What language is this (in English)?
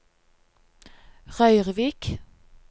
Norwegian